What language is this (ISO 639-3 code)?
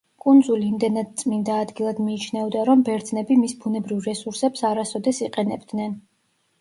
kat